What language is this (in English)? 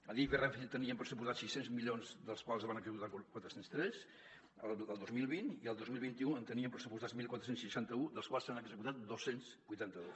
Catalan